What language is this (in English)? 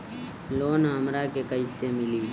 Bhojpuri